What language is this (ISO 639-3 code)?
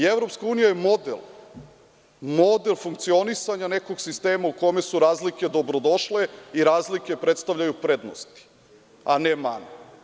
srp